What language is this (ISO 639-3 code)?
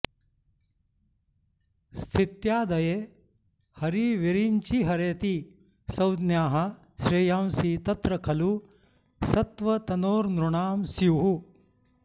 san